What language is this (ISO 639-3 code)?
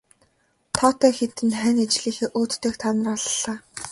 mon